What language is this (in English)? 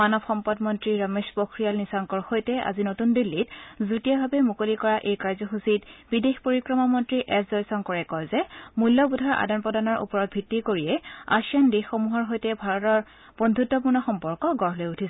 Assamese